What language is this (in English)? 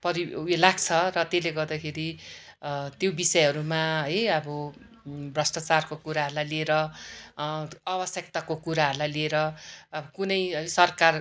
Nepali